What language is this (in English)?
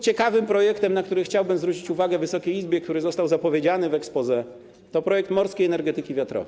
Polish